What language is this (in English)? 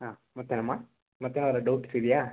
Kannada